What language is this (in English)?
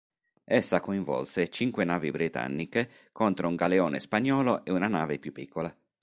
Italian